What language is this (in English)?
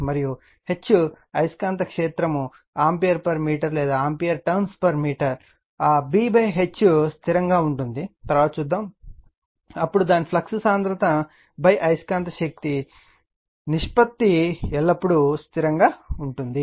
Telugu